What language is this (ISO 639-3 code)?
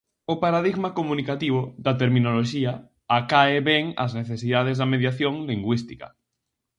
glg